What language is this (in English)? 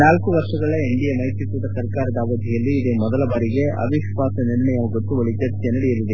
Kannada